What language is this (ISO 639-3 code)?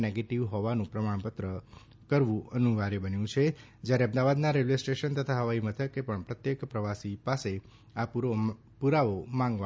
guj